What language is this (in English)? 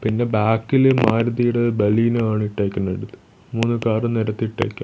Malayalam